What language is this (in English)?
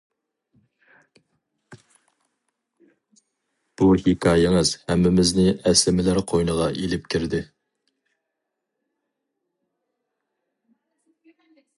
Uyghur